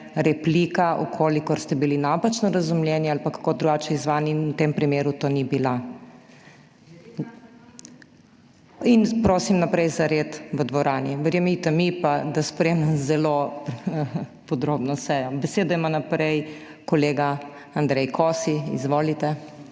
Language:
Slovenian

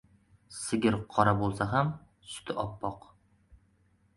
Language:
Uzbek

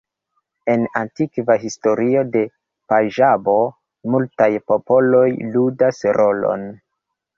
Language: Esperanto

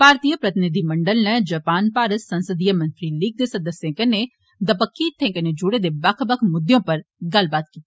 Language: Dogri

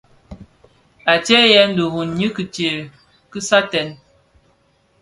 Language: Bafia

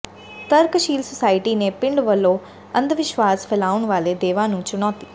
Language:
Punjabi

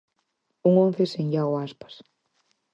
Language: Galician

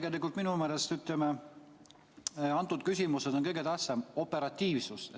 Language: Estonian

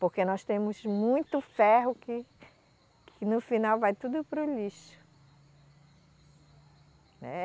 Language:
Portuguese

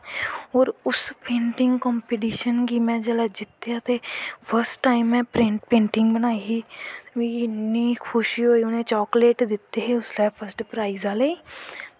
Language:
Dogri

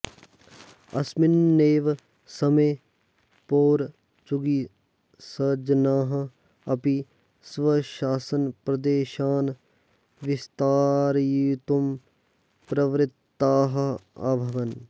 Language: Sanskrit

